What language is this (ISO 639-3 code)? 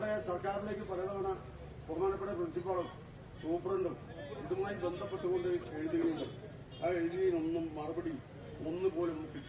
mal